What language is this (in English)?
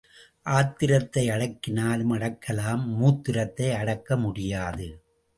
Tamil